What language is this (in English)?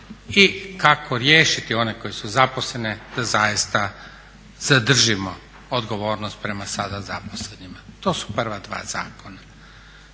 Croatian